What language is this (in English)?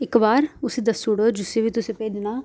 Dogri